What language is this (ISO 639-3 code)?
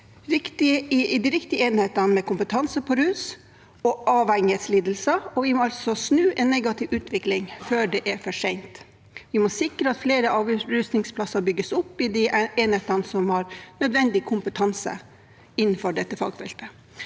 nor